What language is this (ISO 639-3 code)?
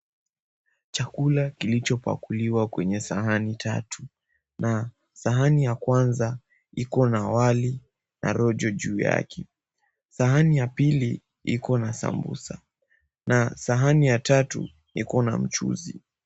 swa